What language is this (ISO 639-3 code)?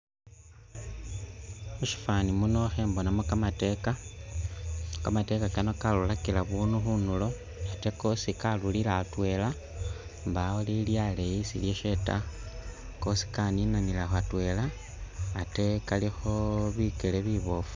myx